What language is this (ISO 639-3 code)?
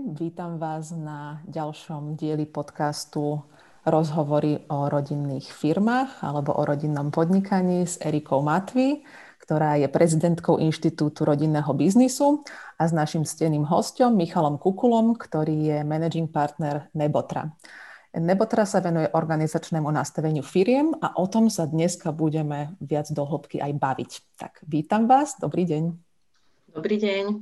slk